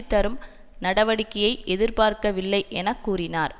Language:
Tamil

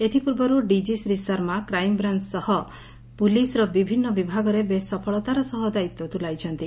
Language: Odia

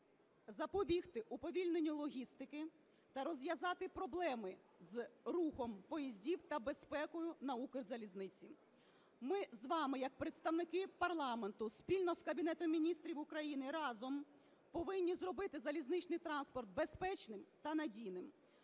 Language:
Ukrainian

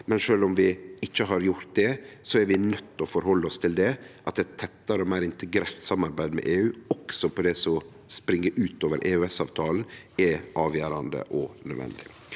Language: Norwegian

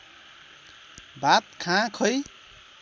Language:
Nepali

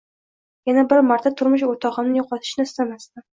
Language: Uzbek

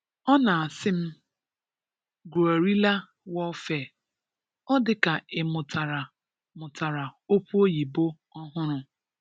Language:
Igbo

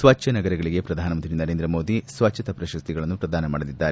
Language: Kannada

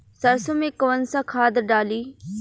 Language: Bhojpuri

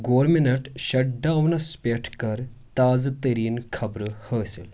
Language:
Kashmiri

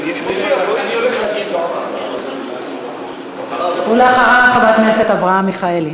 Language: Hebrew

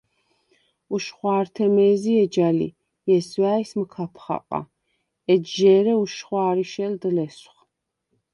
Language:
Svan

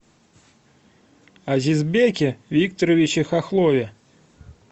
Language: Russian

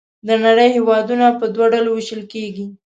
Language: Pashto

